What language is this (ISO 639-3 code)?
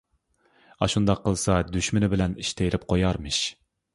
uig